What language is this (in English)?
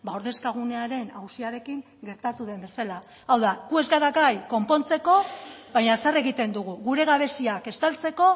Basque